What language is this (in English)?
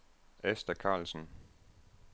Danish